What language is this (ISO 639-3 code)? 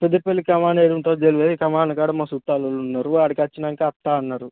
tel